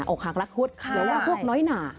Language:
Thai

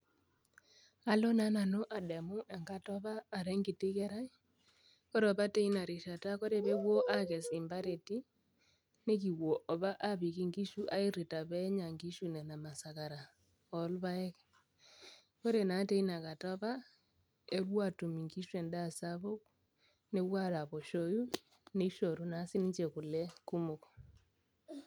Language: Masai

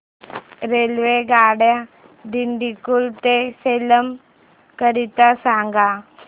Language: Marathi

